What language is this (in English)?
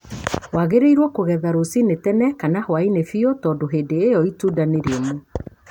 Kikuyu